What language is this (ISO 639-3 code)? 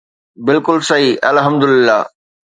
snd